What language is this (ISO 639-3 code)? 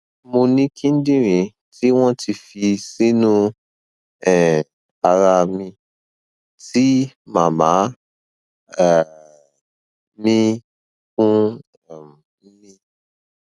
yor